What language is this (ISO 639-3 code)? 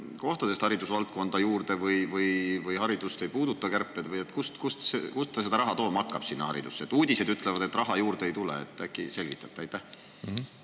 est